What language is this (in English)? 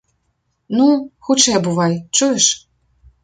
Belarusian